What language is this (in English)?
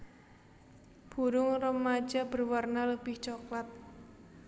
Javanese